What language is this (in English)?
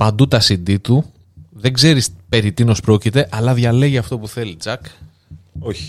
Greek